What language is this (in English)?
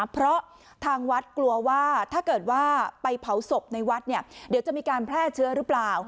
Thai